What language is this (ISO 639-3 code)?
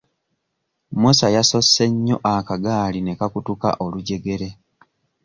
lug